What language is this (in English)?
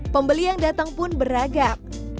Indonesian